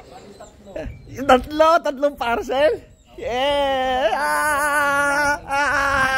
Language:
Filipino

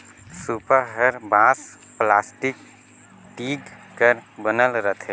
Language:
Chhattisgarhi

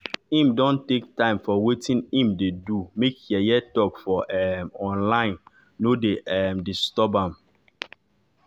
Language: Nigerian Pidgin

